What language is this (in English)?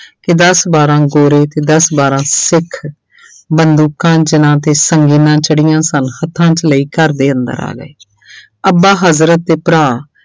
Punjabi